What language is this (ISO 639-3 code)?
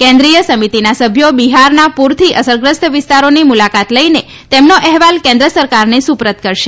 guj